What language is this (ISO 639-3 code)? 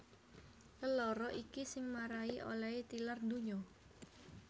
jav